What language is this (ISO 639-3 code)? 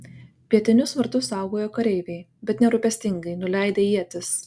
lit